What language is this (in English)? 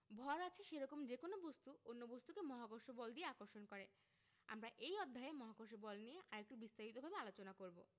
Bangla